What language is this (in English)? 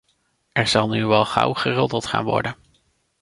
Dutch